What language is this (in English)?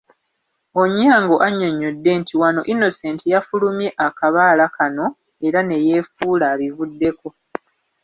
Ganda